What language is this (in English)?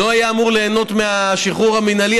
Hebrew